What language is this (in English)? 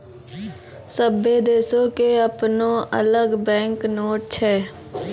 Maithili